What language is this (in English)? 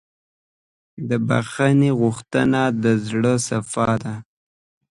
Pashto